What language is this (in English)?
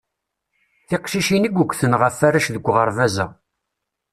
Kabyle